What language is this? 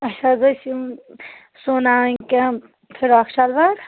Kashmiri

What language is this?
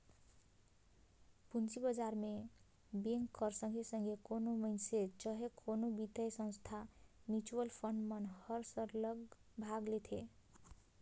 Chhattisgarhi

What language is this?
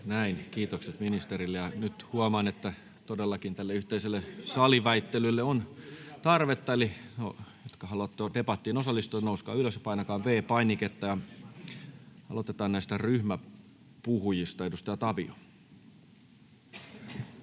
Finnish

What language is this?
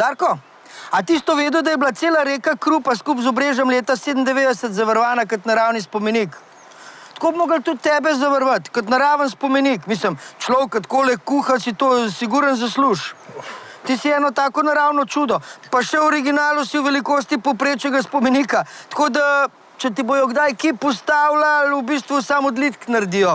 Slovenian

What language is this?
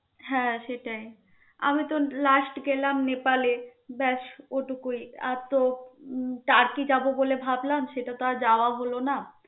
Bangla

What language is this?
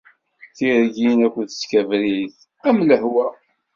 Kabyle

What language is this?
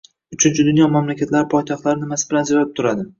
Uzbek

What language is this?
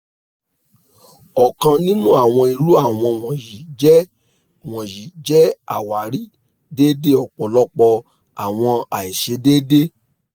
Yoruba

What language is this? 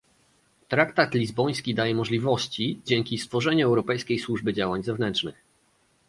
Polish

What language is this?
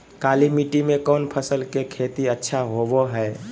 Magahi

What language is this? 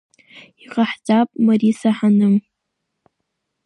Abkhazian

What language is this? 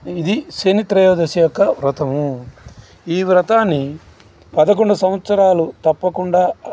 Telugu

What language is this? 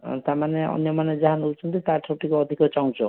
Odia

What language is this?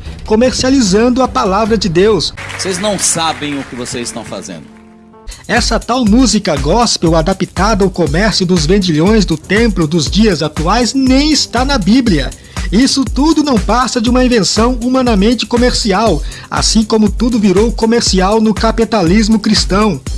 Portuguese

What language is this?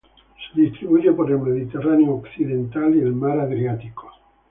Spanish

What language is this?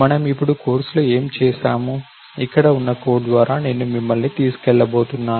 Telugu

